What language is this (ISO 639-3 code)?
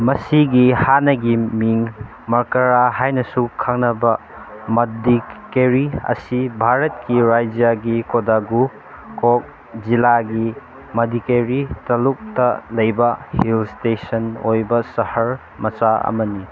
mni